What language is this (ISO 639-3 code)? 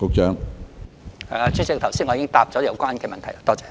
yue